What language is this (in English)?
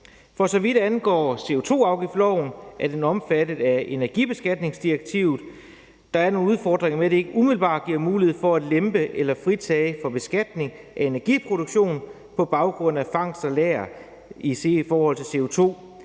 Danish